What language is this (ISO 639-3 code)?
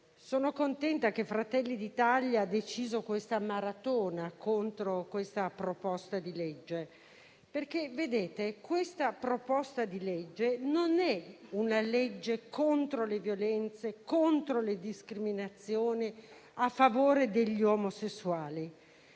ita